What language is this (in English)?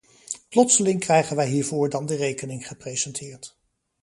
Dutch